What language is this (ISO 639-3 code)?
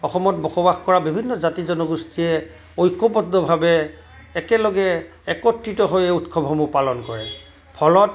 asm